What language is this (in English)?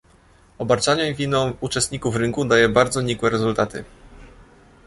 Polish